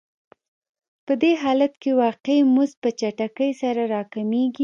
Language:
Pashto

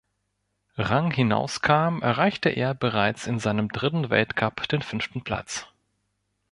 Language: German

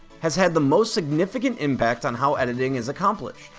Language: English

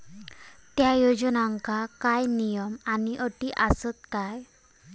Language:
Marathi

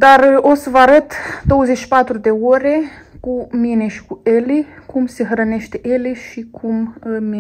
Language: Romanian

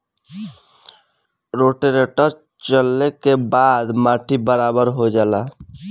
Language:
Bhojpuri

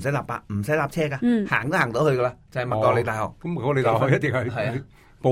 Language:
Chinese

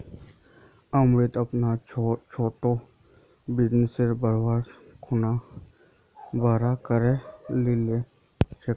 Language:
Magahi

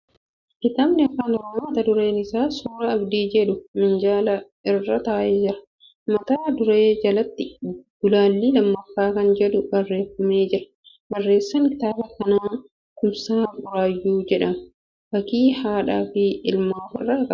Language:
Oromo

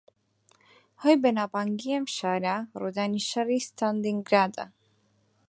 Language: Central Kurdish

